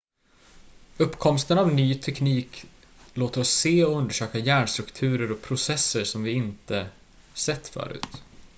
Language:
Swedish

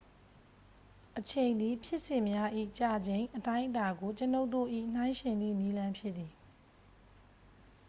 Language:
Burmese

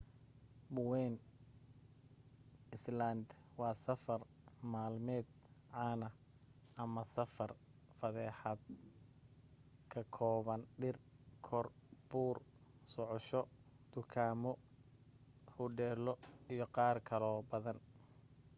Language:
Somali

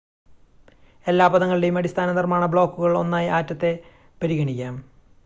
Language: Malayalam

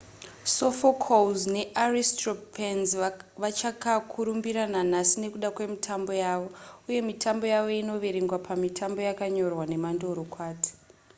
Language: Shona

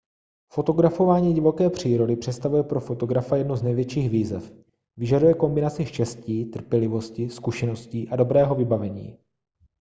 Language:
Czech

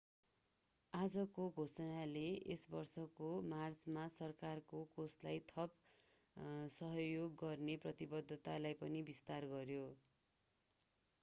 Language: Nepali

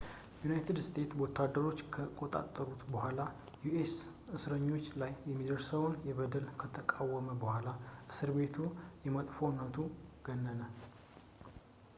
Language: Amharic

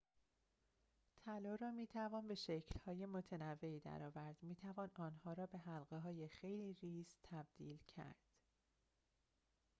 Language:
Persian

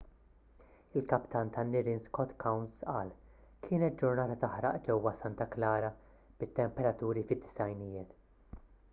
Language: Maltese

